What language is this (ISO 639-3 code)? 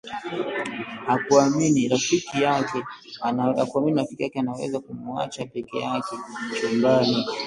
swa